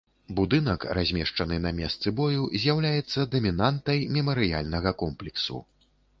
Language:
Belarusian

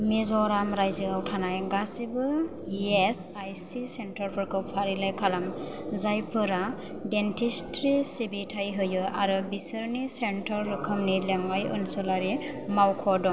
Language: Bodo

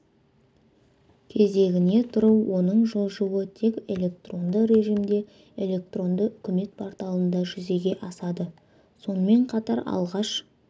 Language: Kazakh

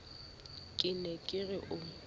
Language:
Southern Sotho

